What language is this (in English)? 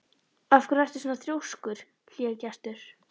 Icelandic